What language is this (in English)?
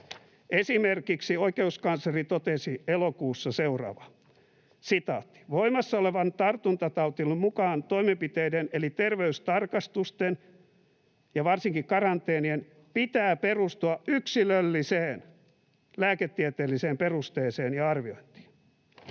Finnish